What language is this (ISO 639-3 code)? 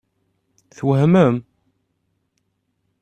kab